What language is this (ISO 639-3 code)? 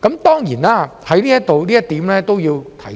yue